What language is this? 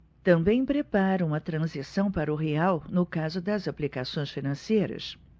Portuguese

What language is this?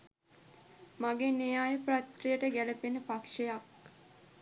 Sinhala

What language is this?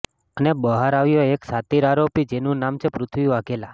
Gujarati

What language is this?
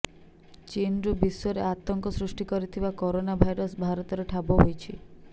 Odia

